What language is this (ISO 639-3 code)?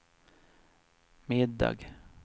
swe